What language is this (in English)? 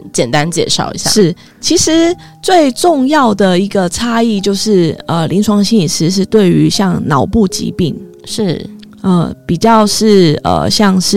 Chinese